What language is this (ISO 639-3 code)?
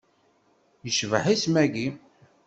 kab